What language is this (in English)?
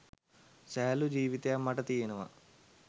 Sinhala